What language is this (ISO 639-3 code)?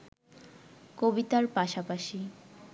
ben